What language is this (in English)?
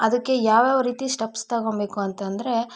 Kannada